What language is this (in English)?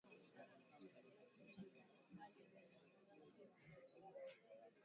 Swahili